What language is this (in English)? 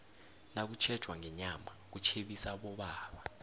South Ndebele